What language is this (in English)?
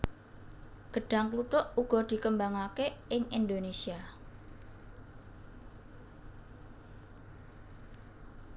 Javanese